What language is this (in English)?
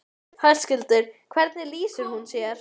Icelandic